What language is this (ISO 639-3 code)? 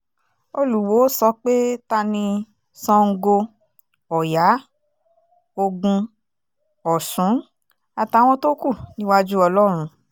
yor